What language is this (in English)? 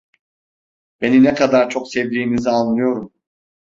Turkish